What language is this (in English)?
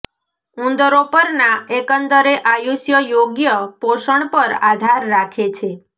Gujarati